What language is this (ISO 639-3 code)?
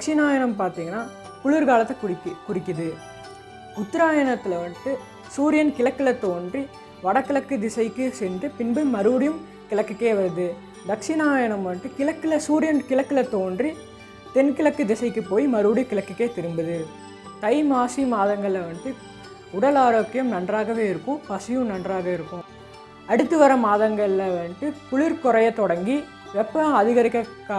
ind